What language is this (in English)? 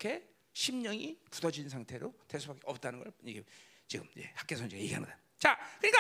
Korean